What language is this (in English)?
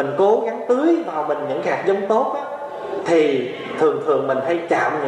Vietnamese